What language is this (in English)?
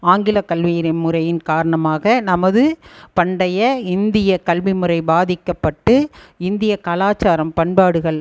Tamil